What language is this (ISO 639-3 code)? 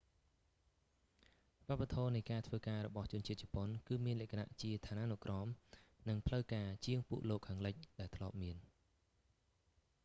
khm